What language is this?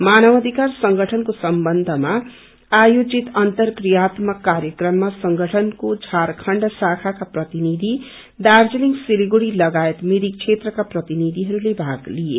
Nepali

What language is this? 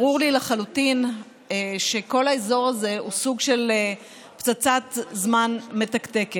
Hebrew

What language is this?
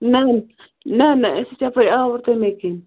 Kashmiri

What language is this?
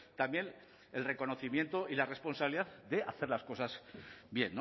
Spanish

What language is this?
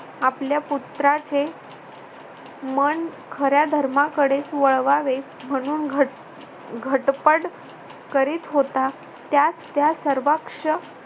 Marathi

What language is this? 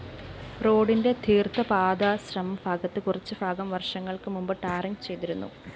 Malayalam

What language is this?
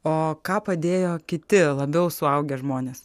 Lithuanian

